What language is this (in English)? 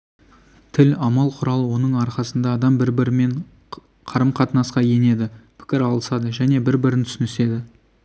Kazakh